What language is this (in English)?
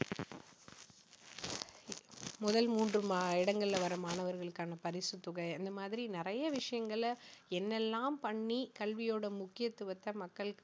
Tamil